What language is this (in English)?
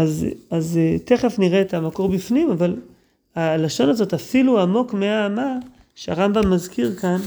Hebrew